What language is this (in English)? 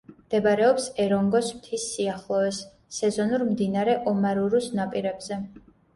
Georgian